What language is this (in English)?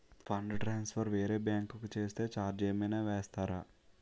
Telugu